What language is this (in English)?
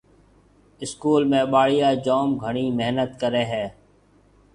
Marwari (Pakistan)